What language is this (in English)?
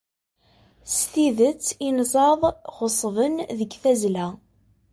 Kabyle